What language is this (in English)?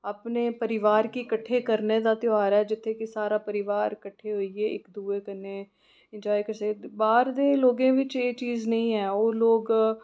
Dogri